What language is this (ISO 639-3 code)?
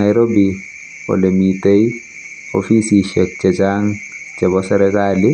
kln